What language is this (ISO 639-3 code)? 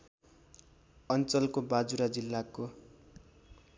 nep